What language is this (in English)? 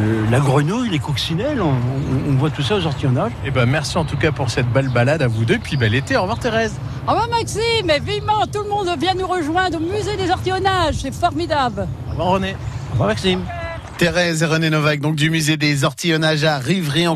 French